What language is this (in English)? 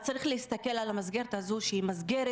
Hebrew